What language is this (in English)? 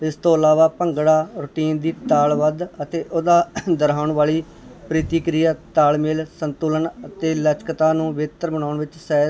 Punjabi